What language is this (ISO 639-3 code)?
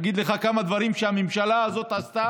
heb